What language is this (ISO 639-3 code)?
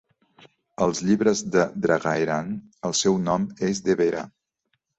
cat